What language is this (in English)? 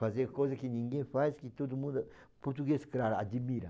Portuguese